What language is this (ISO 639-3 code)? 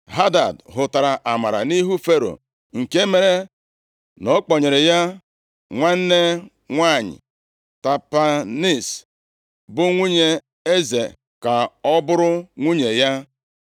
ibo